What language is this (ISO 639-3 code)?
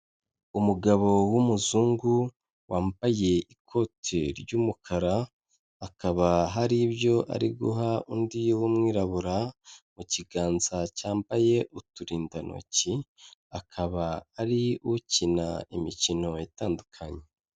kin